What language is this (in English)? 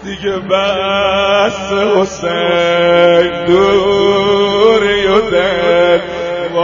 Persian